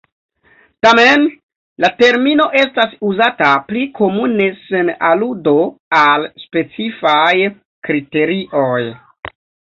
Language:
Esperanto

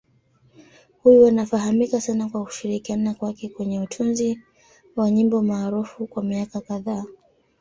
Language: Swahili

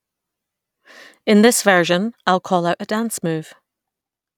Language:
English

